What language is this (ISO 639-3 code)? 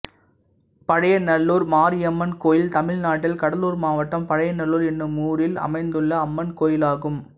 tam